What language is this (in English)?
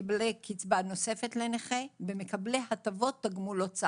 Hebrew